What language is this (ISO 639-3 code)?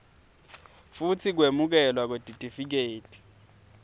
ssw